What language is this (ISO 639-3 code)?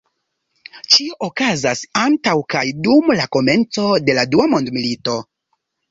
epo